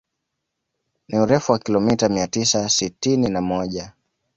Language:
Swahili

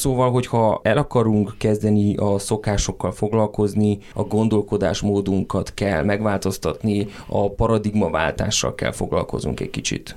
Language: Hungarian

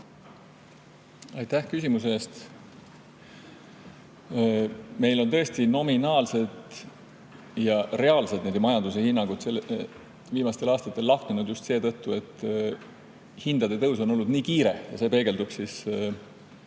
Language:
Estonian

